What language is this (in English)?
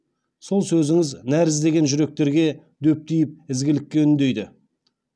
Kazakh